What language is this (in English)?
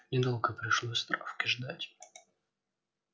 Russian